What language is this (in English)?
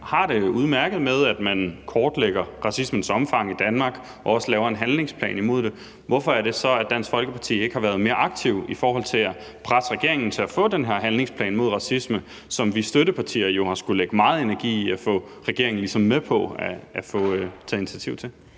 Danish